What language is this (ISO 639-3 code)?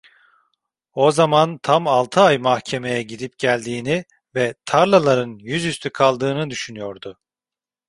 tur